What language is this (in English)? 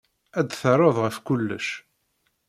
Kabyle